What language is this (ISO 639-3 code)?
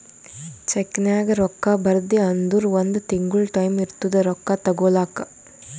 kan